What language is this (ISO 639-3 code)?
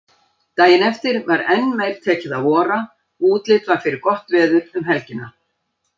isl